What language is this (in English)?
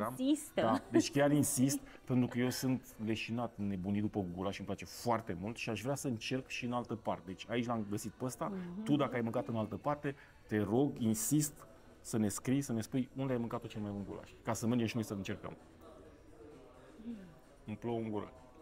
Romanian